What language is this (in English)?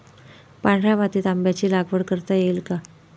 Marathi